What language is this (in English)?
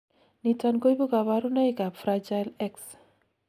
Kalenjin